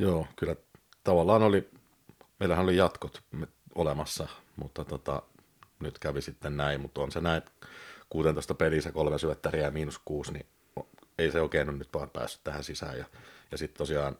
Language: Finnish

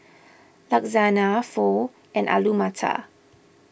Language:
English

